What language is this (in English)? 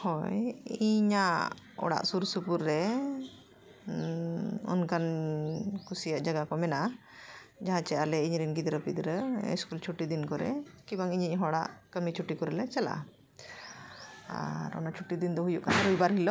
Santali